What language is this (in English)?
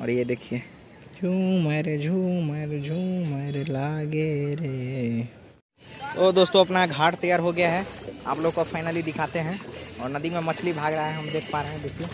Hindi